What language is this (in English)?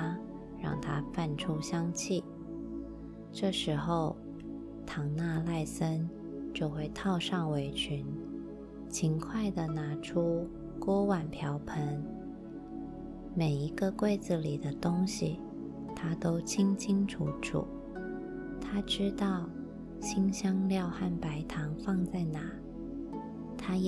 Chinese